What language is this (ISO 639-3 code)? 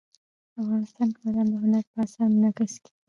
pus